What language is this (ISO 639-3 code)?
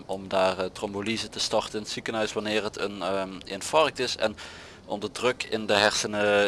nld